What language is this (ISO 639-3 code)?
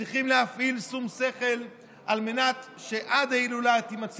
heb